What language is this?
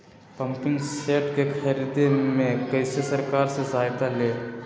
Magahi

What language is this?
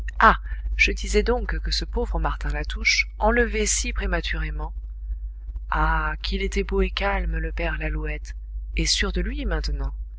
French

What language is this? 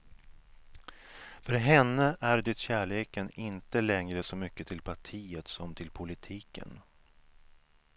Swedish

